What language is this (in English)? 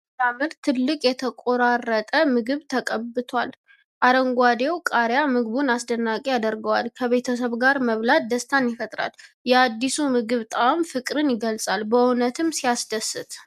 Amharic